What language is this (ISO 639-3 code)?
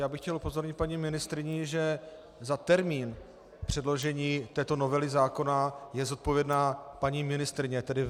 ces